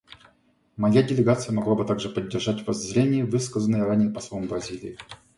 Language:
Russian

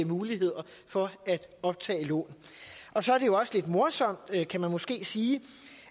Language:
Danish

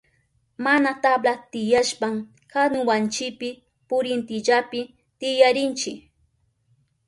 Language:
Southern Pastaza Quechua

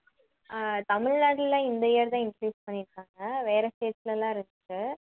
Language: Tamil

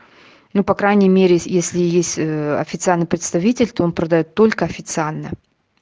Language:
Russian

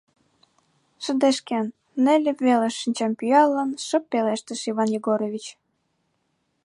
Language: Mari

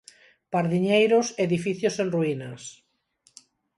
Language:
Galician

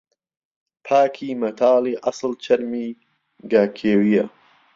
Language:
Central Kurdish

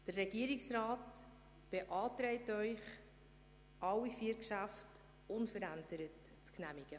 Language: Swiss German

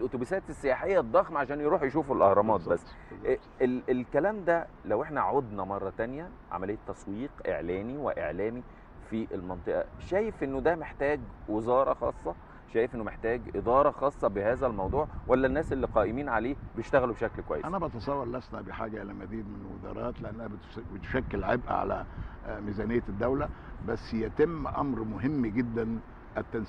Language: Arabic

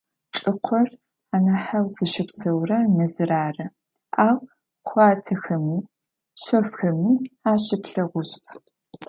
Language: Adyghe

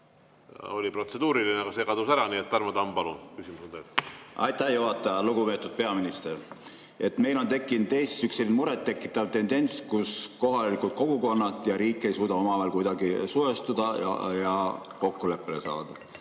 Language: Estonian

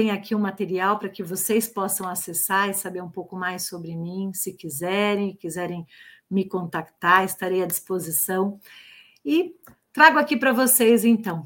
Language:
Portuguese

